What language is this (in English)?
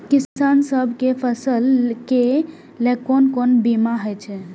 Maithili